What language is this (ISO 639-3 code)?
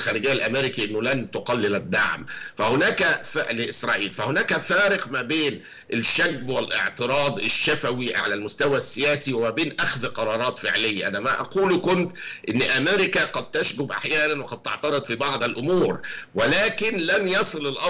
ara